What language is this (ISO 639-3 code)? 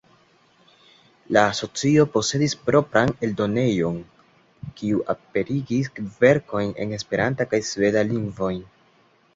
epo